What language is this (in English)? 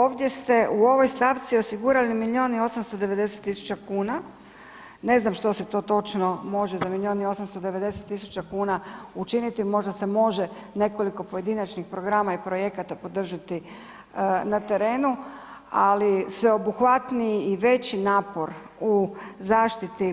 Croatian